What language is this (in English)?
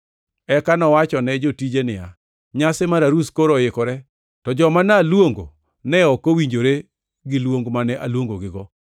Luo (Kenya and Tanzania)